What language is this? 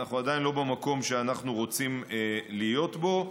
Hebrew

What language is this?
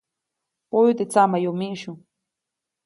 Copainalá Zoque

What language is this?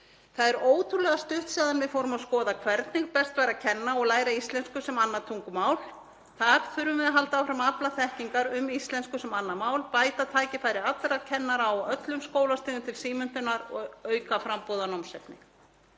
Icelandic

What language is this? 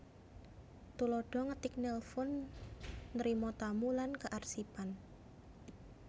Javanese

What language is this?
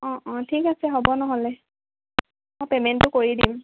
Assamese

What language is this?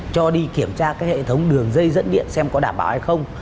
Vietnamese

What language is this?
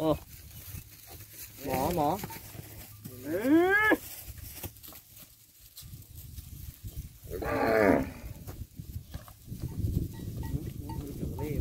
Thai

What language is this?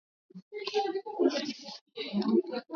Swahili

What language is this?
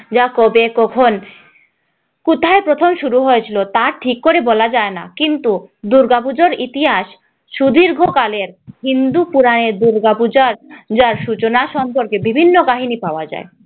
Bangla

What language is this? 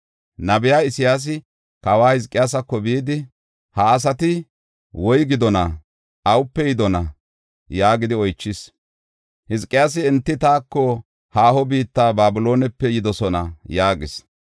Gofa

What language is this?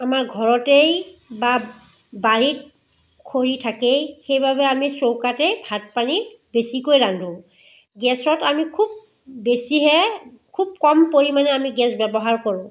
Assamese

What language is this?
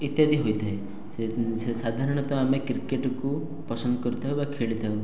Odia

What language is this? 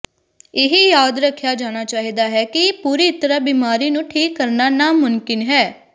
Punjabi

